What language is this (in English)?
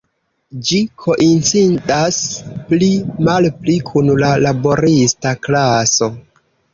Esperanto